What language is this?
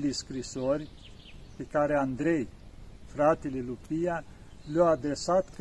Romanian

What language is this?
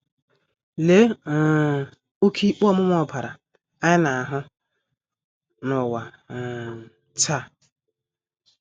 Igbo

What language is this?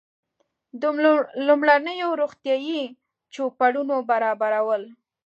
Pashto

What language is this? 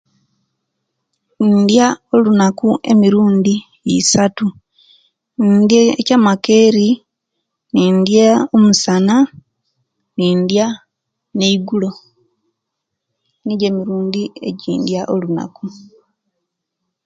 Kenyi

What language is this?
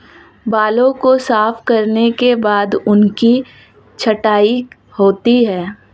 Hindi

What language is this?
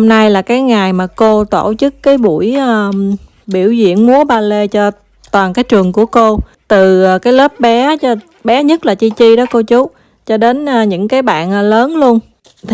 Vietnamese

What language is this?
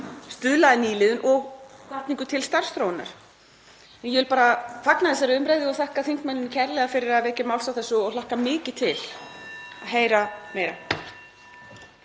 Icelandic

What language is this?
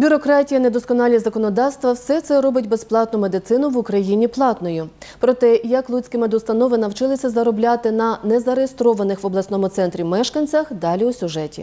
Ukrainian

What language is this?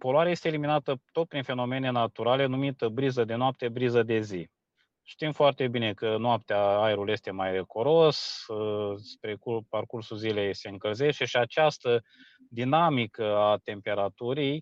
Romanian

